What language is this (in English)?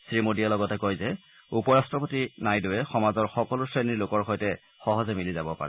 Assamese